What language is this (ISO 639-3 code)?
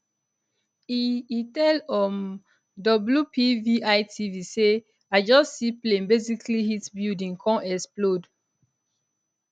pcm